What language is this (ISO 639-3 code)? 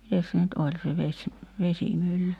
fin